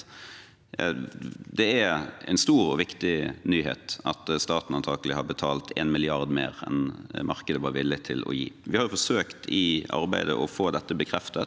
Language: Norwegian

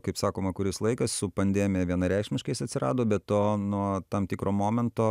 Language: Lithuanian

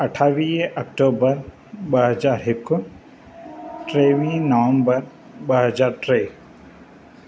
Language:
Sindhi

